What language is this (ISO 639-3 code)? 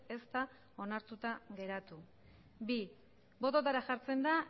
eus